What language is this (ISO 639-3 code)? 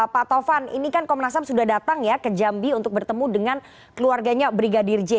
ind